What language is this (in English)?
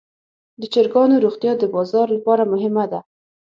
Pashto